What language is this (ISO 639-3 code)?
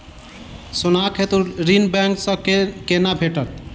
mai